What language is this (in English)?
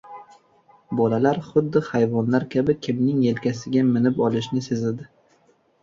Uzbek